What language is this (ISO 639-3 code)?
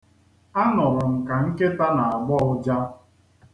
ibo